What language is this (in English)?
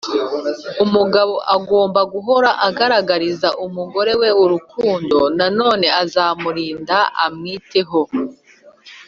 Kinyarwanda